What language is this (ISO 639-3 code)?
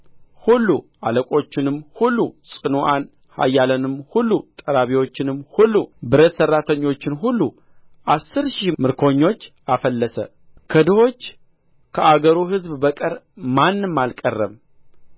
amh